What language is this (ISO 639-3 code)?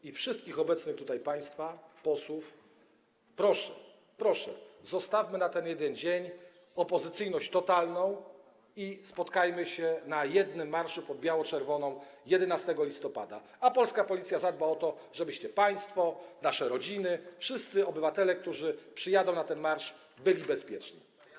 pol